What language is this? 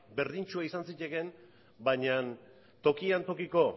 Basque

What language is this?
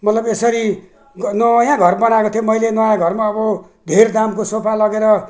Nepali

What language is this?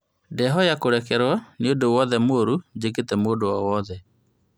Kikuyu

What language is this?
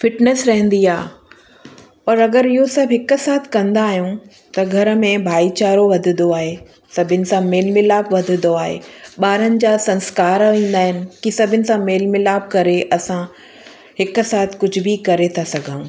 Sindhi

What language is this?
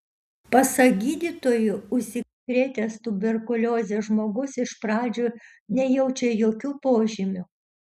Lithuanian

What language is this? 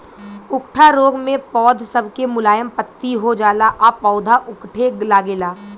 Bhojpuri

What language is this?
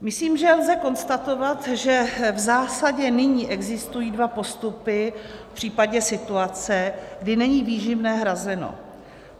Czech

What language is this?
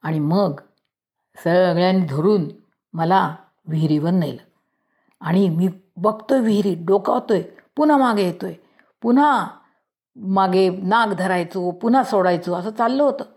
Marathi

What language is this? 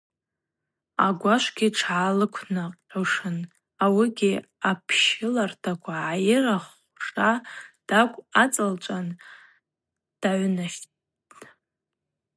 Abaza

